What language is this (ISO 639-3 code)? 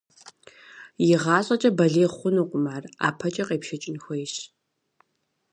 kbd